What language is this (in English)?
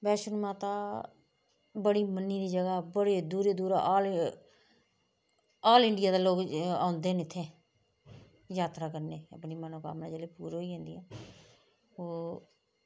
Dogri